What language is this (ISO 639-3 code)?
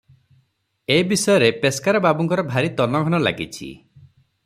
ori